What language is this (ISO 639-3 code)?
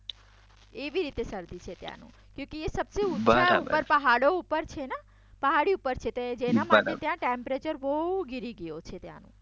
guj